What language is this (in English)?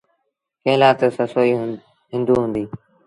Sindhi Bhil